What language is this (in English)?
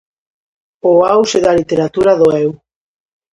Galician